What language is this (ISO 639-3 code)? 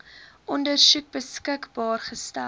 afr